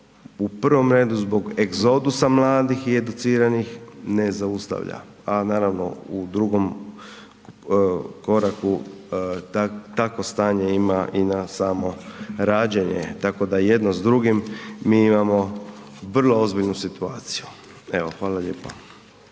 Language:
Croatian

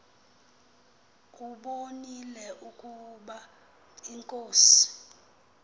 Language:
Xhosa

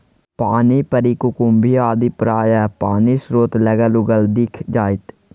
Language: Maithili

